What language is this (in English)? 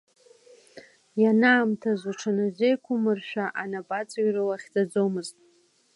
Abkhazian